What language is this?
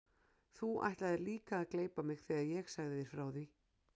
Icelandic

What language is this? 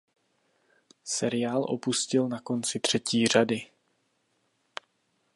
Czech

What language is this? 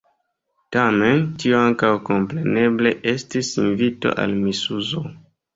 Esperanto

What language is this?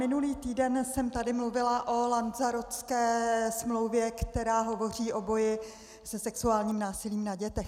Czech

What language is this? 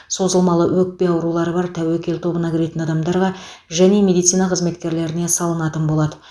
Kazakh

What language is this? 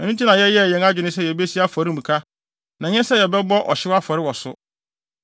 Akan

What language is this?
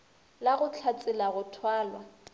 Northern Sotho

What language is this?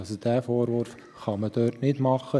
Swiss German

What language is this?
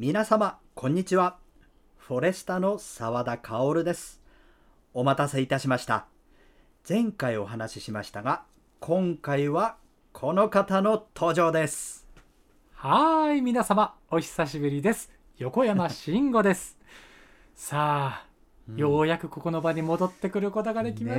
Japanese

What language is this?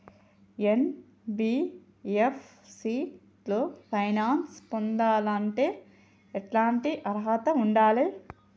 Telugu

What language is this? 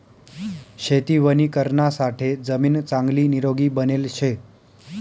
Marathi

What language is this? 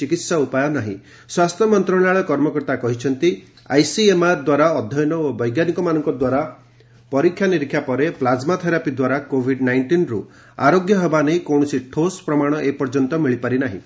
Odia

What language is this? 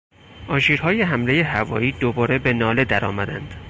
Persian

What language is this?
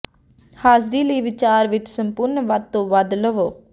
Punjabi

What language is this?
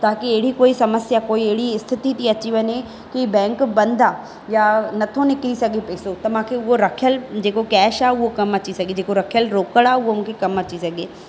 Sindhi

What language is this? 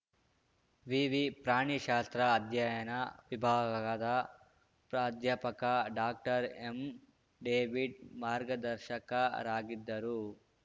Kannada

